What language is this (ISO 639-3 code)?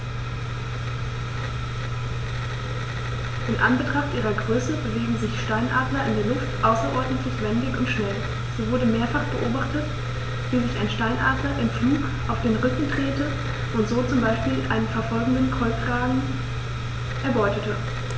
deu